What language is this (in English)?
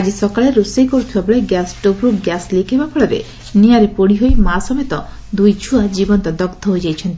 Odia